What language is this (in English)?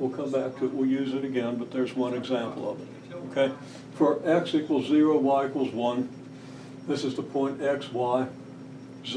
English